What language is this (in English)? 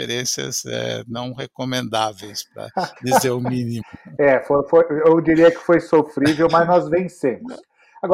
Portuguese